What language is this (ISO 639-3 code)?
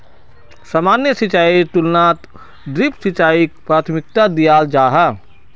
mag